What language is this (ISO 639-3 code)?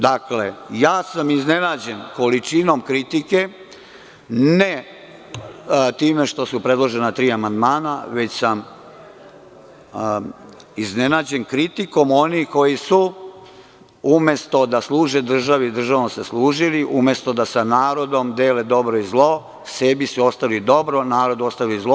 srp